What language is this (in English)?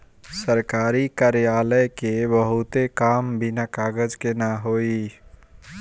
Bhojpuri